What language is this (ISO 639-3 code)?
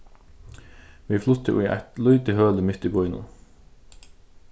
fao